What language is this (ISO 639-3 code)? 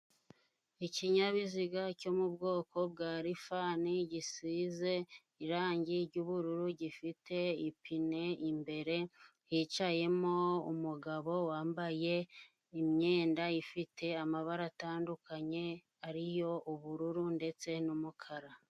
kin